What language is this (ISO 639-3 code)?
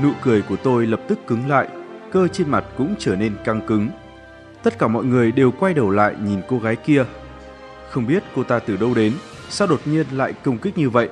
vie